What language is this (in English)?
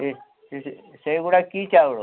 Odia